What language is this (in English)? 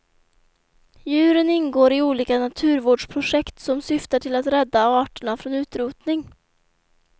Swedish